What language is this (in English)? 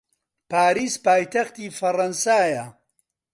Central Kurdish